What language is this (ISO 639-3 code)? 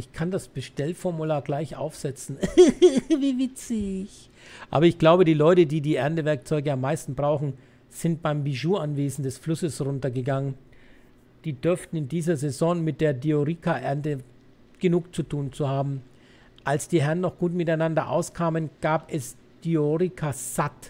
deu